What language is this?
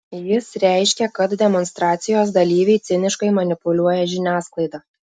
Lithuanian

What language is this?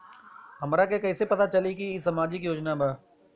Bhojpuri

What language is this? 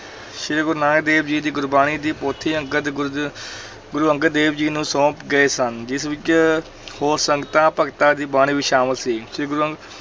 Punjabi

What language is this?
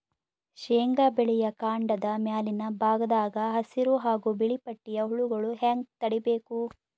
Kannada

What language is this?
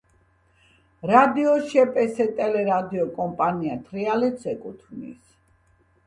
Georgian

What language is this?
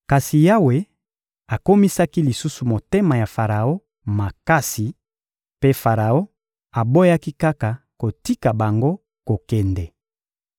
Lingala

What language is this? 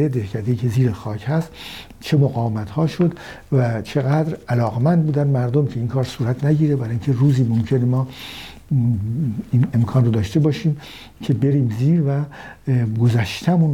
Persian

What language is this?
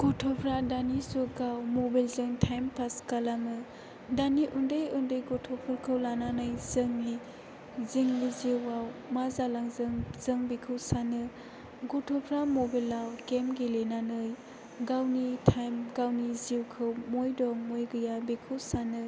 Bodo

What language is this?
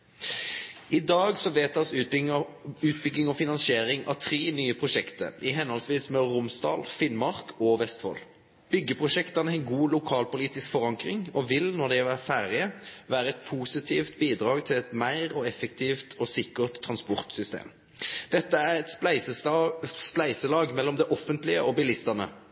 Norwegian Nynorsk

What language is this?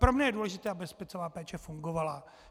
Czech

